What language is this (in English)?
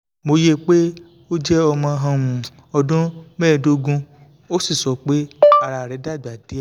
Yoruba